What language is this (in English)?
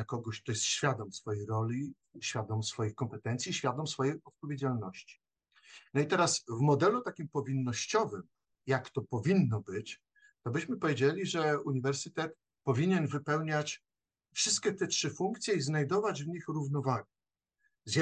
Polish